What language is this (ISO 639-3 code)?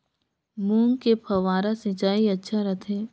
hne